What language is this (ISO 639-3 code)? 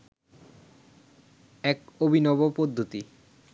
ben